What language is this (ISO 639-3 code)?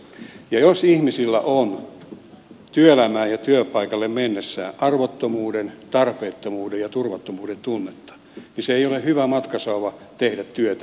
fin